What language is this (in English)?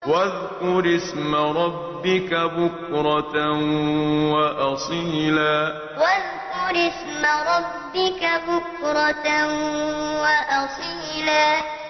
Arabic